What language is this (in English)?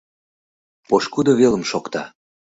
Mari